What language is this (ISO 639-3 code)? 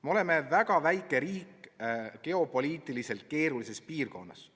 est